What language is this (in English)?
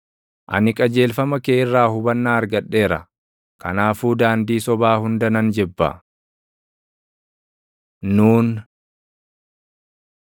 Oromo